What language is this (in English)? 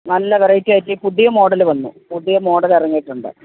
Malayalam